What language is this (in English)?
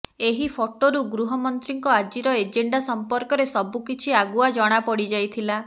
Odia